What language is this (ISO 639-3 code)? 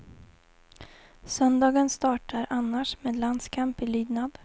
swe